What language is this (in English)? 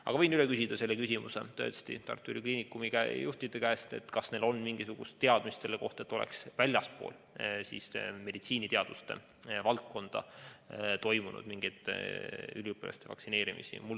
Estonian